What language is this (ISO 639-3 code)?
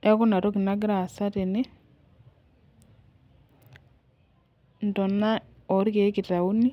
mas